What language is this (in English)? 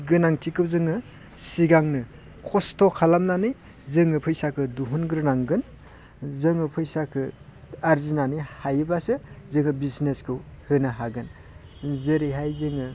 Bodo